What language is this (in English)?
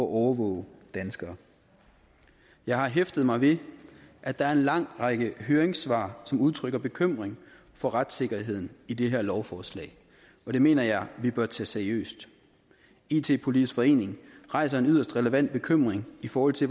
Danish